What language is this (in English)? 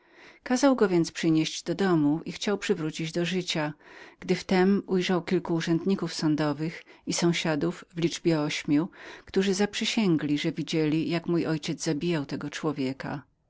Polish